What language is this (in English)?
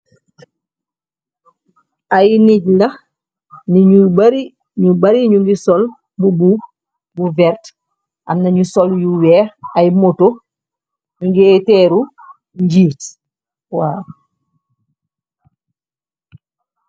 Wolof